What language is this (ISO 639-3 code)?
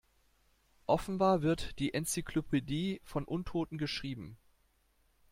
deu